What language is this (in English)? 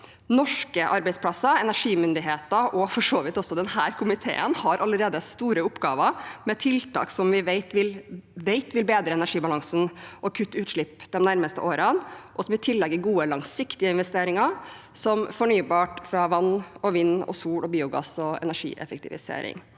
Norwegian